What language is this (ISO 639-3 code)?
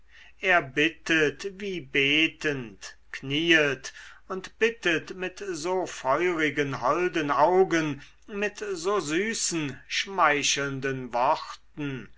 deu